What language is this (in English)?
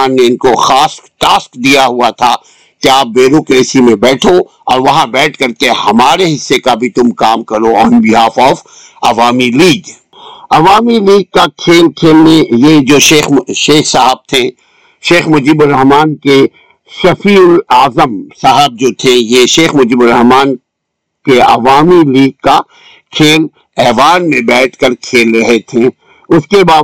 Urdu